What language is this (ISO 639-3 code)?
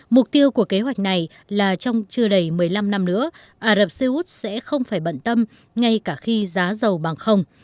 vie